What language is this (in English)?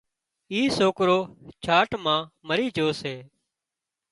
Wadiyara Koli